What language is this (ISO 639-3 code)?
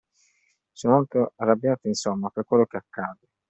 ita